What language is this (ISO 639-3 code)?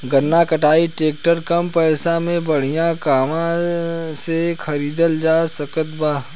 bho